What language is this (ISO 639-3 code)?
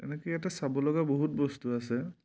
asm